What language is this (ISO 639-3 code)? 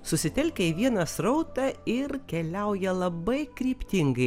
lit